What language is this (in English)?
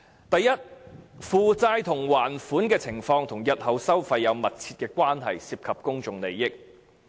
Cantonese